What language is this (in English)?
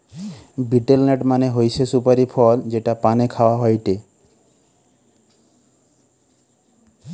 Bangla